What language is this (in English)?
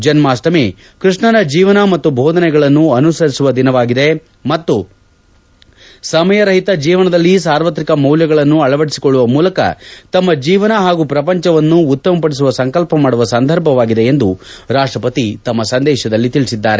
Kannada